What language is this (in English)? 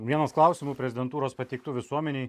Lithuanian